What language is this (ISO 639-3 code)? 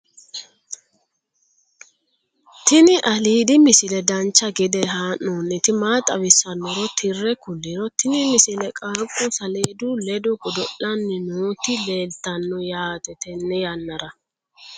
sid